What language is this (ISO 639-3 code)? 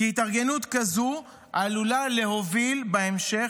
heb